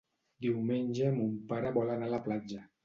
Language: Catalan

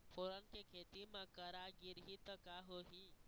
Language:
Chhattisgarhi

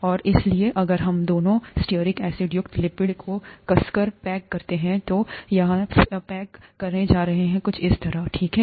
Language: Hindi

